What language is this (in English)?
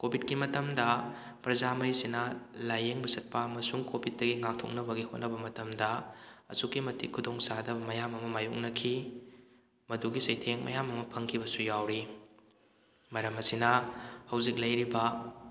Manipuri